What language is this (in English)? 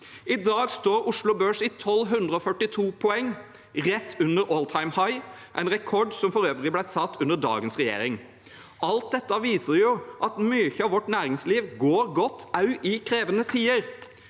Norwegian